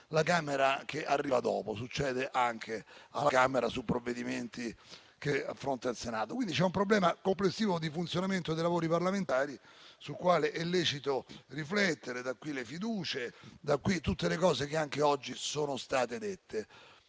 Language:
Italian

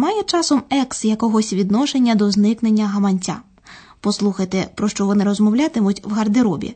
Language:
Ukrainian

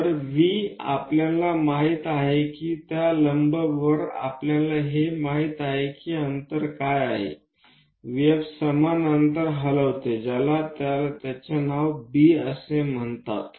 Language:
Marathi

